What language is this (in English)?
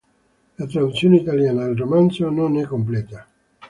Italian